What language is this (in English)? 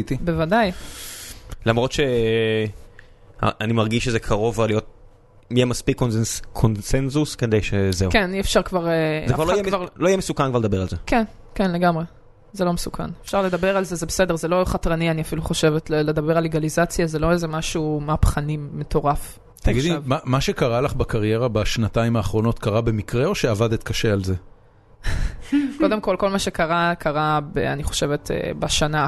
Hebrew